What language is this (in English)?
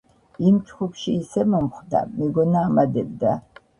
Georgian